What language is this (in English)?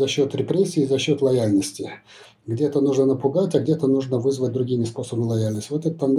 Russian